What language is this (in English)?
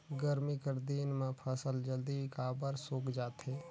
Chhattisgarhi